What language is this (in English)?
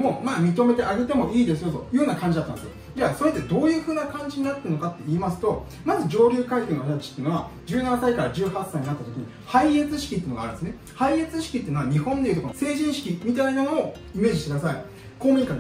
Japanese